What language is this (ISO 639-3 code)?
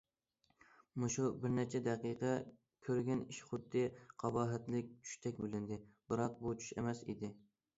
uig